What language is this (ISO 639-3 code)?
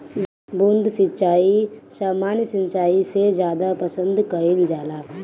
bho